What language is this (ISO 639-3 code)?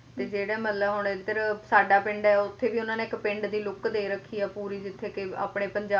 pan